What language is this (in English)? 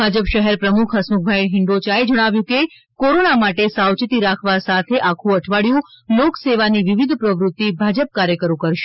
Gujarati